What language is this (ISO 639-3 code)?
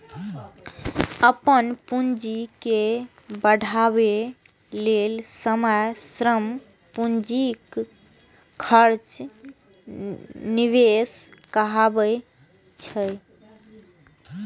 mai